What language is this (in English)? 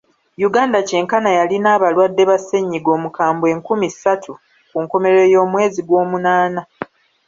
Ganda